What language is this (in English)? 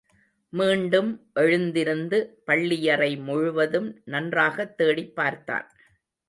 Tamil